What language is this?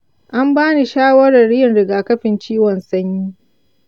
Hausa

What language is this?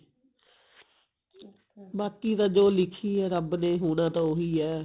Punjabi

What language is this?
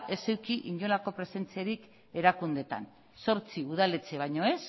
Basque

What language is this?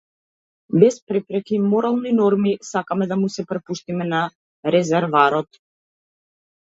Macedonian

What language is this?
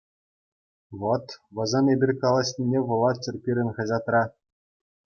Chuvash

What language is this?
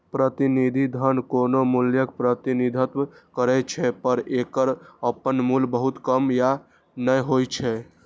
Maithili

